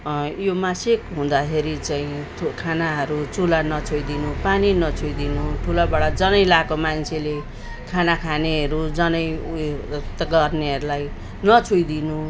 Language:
Nepali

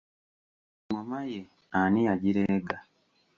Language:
Ganda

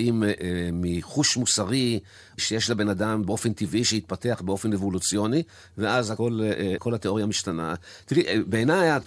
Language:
Hebrew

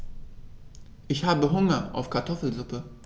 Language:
German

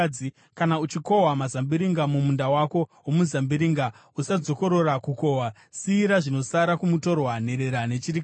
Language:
Shona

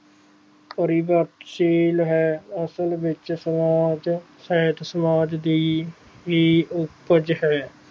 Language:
Punjabi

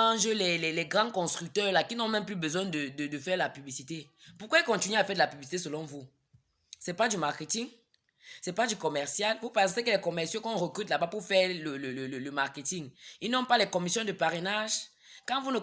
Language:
French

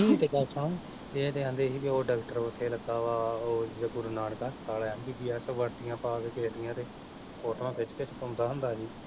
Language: Punjabi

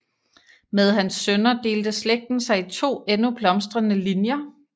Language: Danish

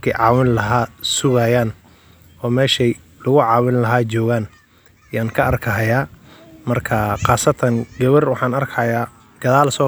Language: Somali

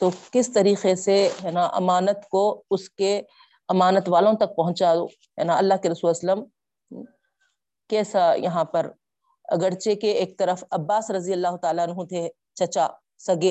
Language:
Urdu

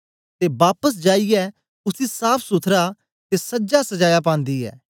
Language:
Dogri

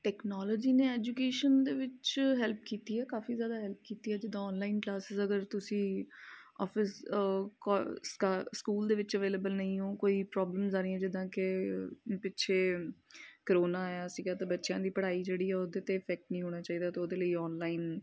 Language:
Punjabi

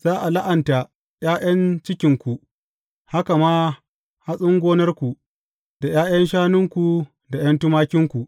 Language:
Hausa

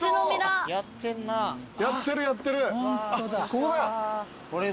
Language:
Japanese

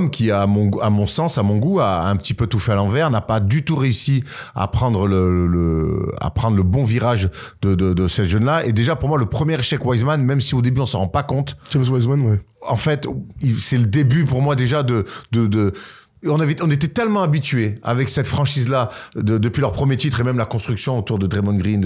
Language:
French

